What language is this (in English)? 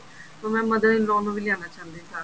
Punjabi